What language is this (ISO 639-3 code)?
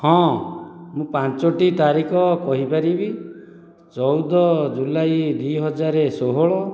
ori